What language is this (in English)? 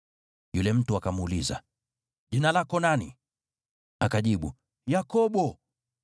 Swahili